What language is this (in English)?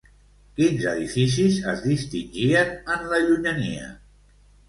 Catalan